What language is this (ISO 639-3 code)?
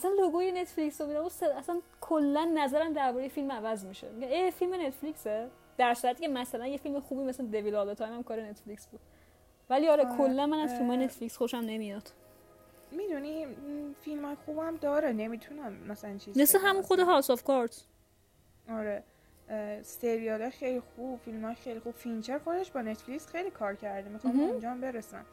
fas